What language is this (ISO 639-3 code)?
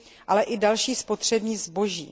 ces